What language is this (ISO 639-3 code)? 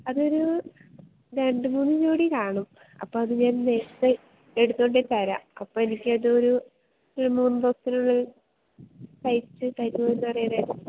mal